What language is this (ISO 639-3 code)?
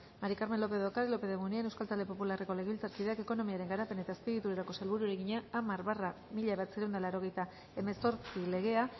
eus